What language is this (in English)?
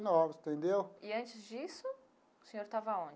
Portuguese